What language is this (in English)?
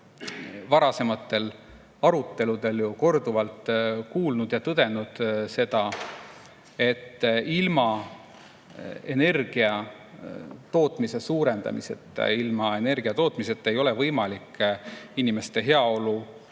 Estonian